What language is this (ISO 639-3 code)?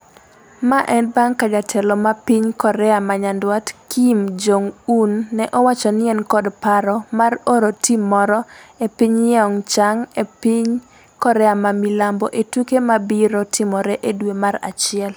luo